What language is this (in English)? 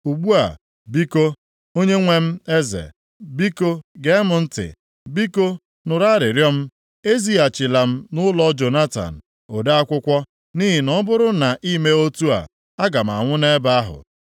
Igbo